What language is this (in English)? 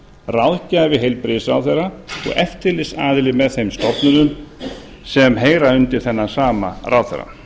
Icelandic